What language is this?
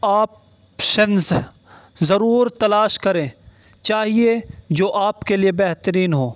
Urdu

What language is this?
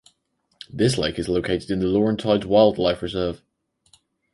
English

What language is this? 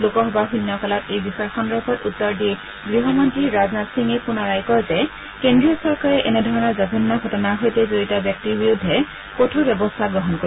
Assamese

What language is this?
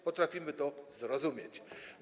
Polish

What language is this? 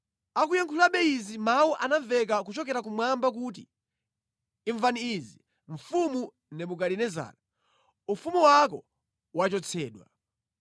Nyanja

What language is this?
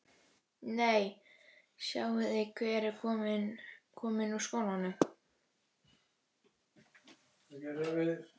Icelandic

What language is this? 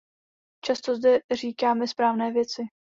Czech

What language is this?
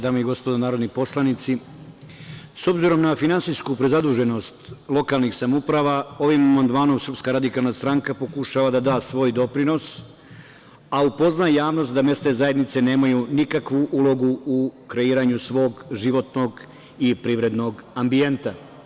Serbian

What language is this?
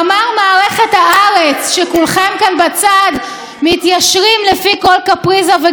Hebrew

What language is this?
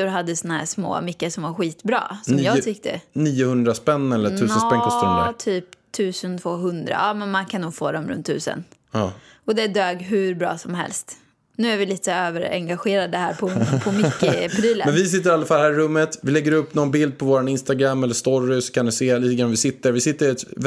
Swedish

